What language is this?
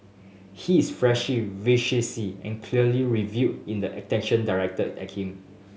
English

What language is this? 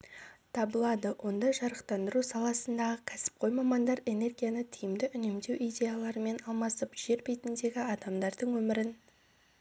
Kazakh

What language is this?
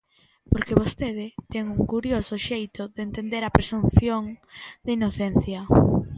Galician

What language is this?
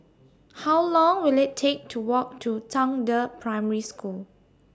English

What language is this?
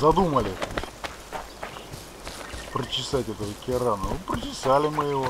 Russian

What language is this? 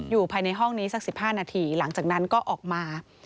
Thai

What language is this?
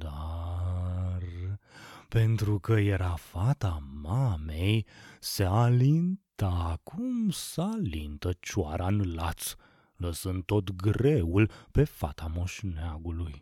Romanian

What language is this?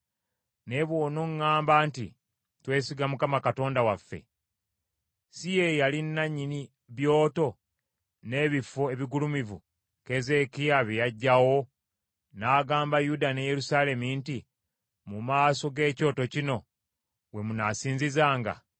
Ganda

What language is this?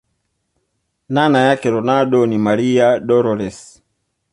Swahili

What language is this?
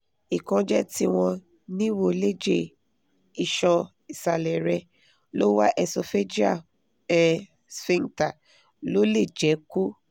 Yoruba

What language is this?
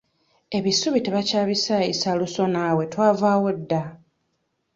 Ganda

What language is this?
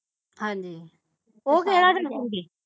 Punjabi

